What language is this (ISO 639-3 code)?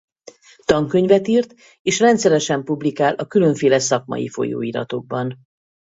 hun